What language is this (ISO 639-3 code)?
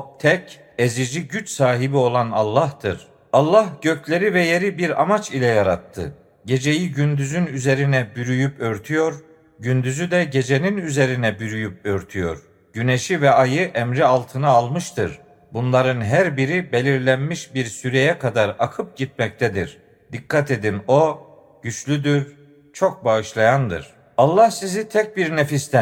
tur